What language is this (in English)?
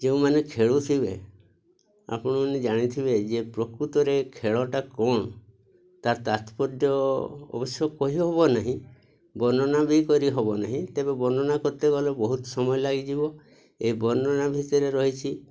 Odia